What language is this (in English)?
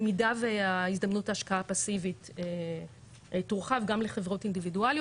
Hebrew